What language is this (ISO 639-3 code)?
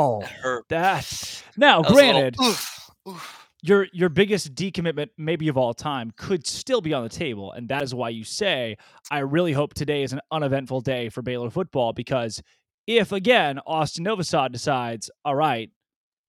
eng